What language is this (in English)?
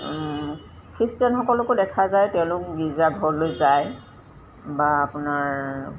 Assamese